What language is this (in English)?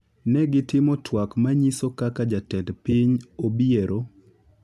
Luo (Kenya and Tanzania)